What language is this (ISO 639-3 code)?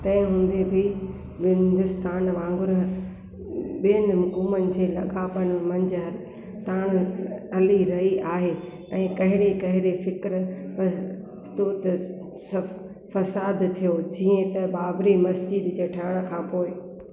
snd